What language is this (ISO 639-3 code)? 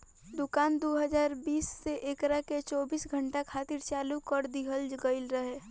bho